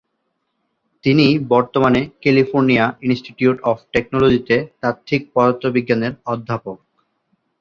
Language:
Bangla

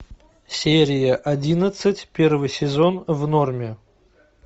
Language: Russian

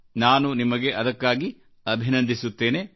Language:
Kannada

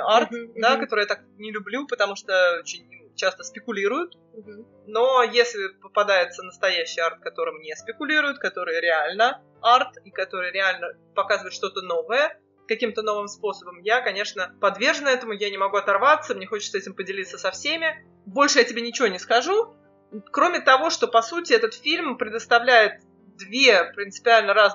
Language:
Russian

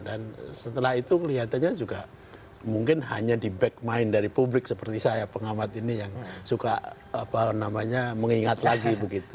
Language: Indonesian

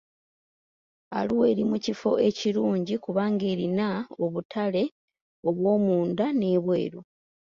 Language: Ganda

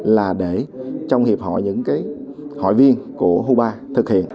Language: Vietnamese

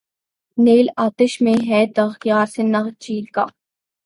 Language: Urdu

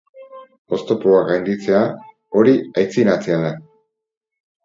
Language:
Basque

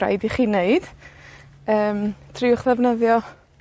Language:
Welsh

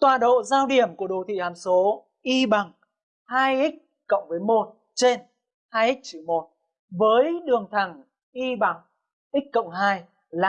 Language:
Vietnamese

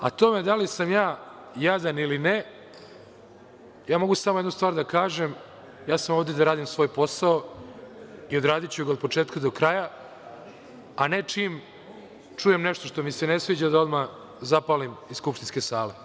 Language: Serbian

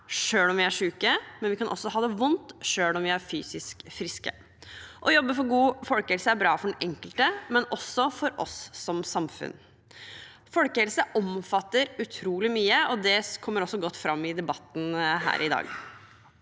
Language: Norwegian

